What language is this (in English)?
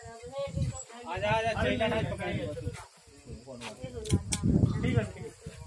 Hindi